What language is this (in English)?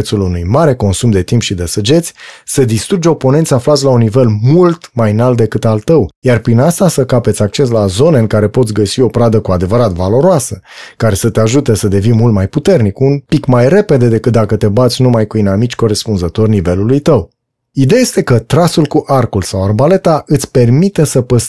Romanian